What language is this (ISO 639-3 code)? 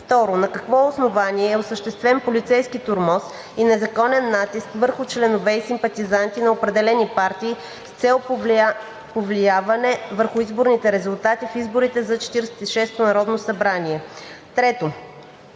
bul